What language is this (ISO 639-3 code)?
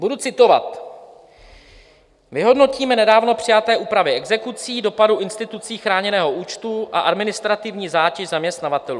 ces